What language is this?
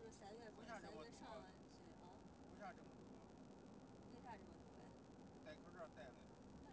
Chinese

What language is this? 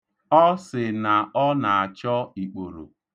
Igbo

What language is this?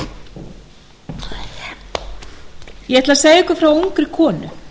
Icelandic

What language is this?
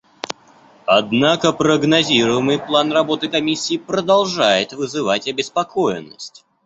Russian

